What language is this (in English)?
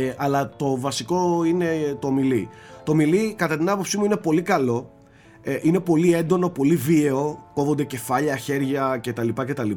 Greek